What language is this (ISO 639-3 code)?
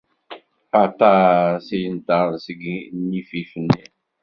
kab